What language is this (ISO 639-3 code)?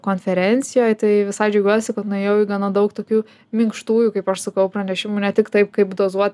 lit